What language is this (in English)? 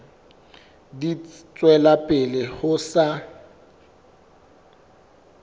Southern Sotho